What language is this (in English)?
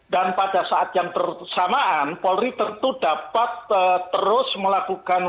Indonesian